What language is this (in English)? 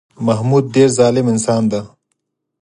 Pashto